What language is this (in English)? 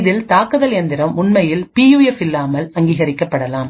Tamil